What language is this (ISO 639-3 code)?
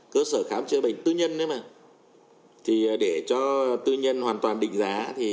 vie